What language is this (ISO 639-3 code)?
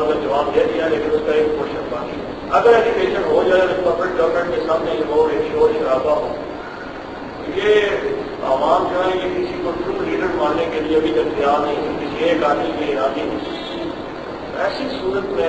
hin